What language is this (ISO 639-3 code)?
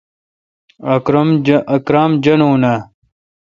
xka